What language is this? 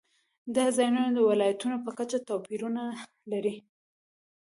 Pashto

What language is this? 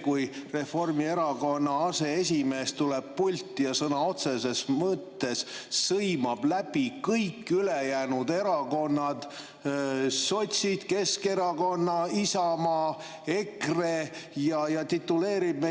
Estonian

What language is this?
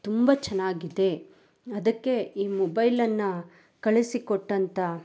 Kannada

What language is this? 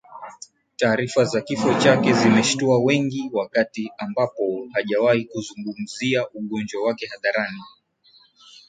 Swahili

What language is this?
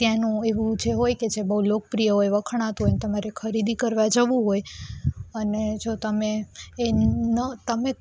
Gujarati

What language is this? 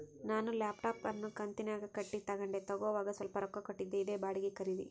Kannada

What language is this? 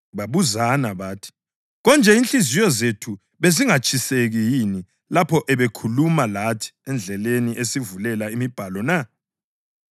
North Ndebele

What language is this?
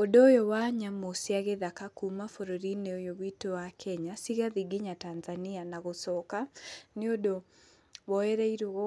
Kikuyu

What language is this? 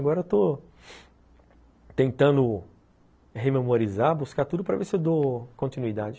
Portuguese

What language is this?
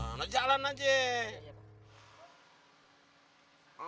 Indonesian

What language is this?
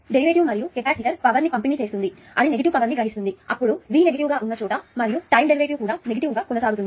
Telugu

